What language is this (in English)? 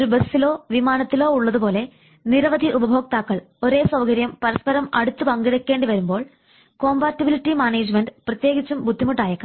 Malayalam